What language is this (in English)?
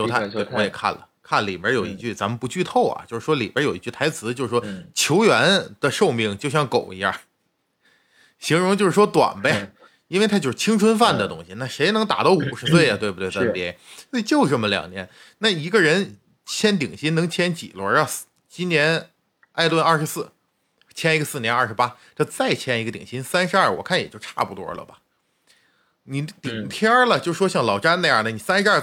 Chinese